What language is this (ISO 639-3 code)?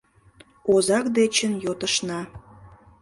chm